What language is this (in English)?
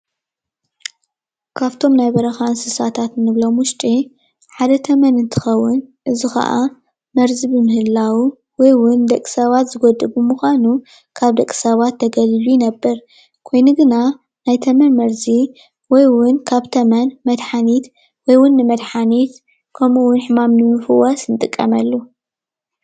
Tigrinya